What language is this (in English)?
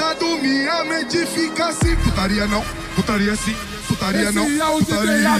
Romanian